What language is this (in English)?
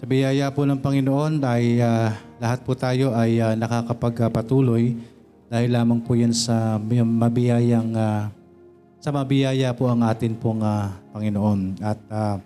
Filipino